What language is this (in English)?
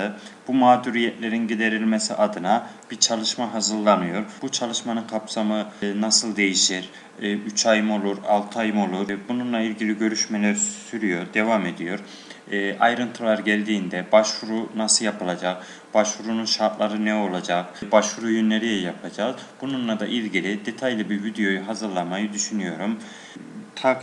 Turkish